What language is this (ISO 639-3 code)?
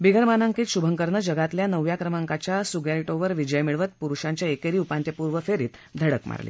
mar